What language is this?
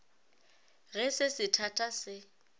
Northern Sotho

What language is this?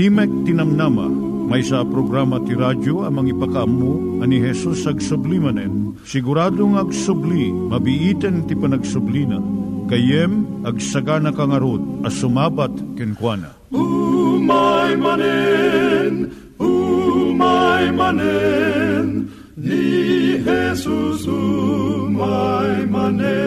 Filipino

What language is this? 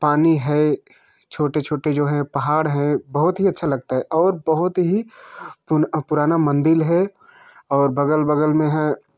Hindi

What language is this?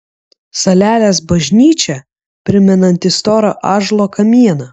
Lithuanian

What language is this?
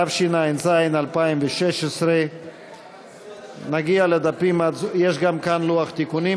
Hebrew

